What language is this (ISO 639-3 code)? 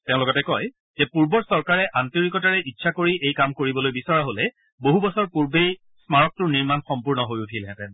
asm